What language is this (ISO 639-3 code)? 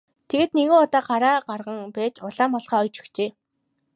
mon